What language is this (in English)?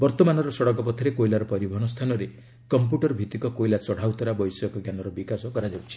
Odia